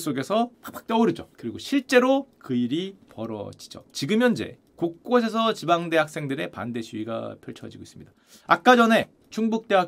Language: Korean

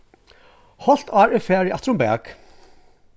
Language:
Faroese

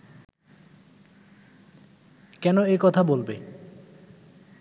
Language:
Bangla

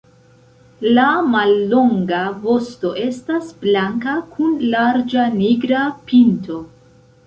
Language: Esperanto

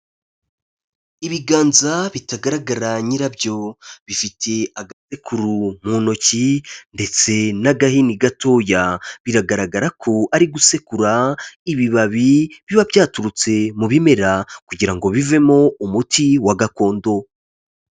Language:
Kinyarwanda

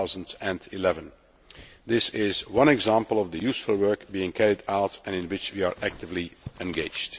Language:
English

